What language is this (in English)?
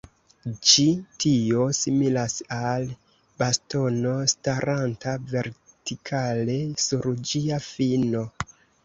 Esperanto